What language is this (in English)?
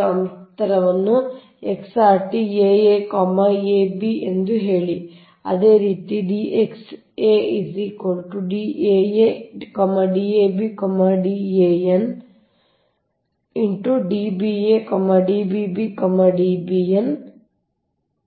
Kannada